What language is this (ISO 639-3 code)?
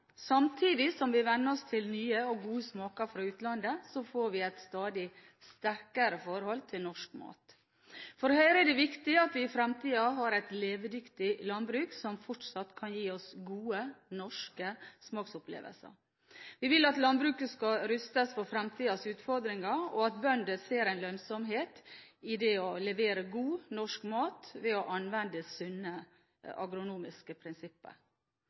nob